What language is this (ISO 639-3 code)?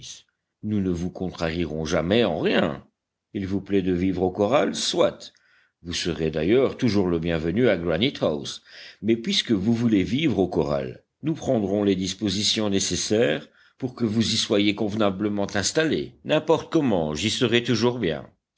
fra